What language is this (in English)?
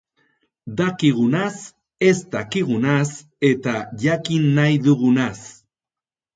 Basque